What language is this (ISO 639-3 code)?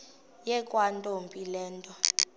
xho